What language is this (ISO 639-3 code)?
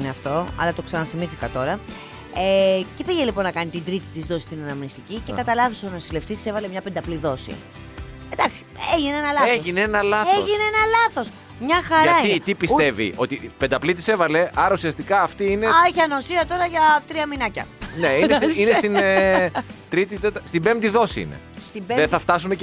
ell